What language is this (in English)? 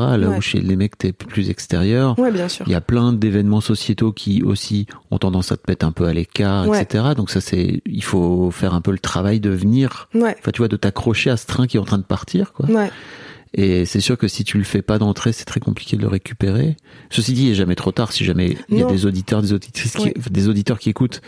French